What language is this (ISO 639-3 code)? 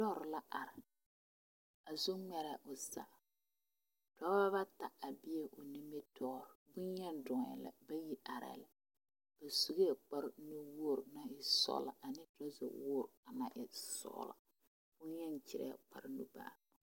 dga